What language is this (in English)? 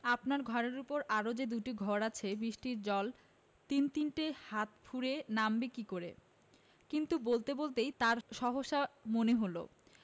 Bangla